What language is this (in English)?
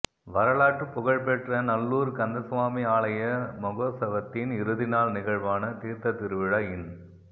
Tamil